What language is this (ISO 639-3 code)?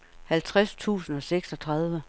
dan